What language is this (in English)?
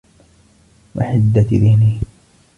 Arabic